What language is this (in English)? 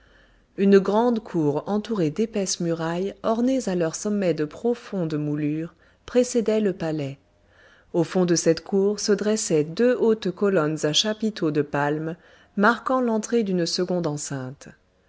French